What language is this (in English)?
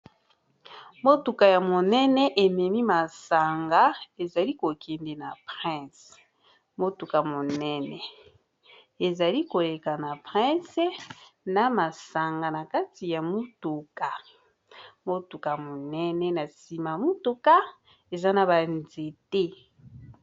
Lingala